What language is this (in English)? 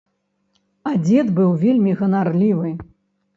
Belarusian